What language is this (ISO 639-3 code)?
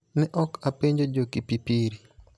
luo